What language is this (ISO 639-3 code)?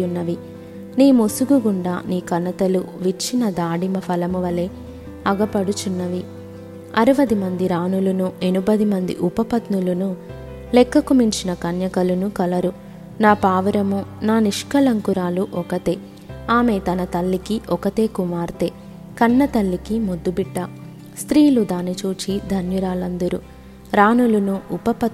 tel